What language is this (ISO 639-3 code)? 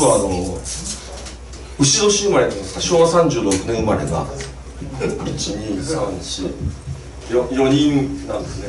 jpn